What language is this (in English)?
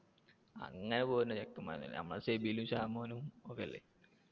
Malayalam